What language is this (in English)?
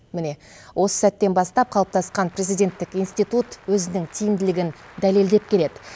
Kazakh